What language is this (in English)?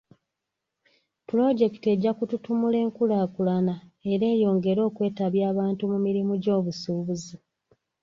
Ganda